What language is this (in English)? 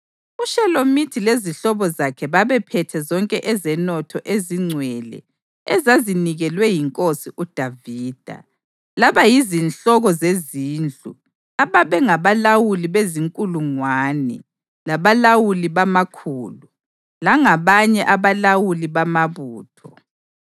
North Ndebele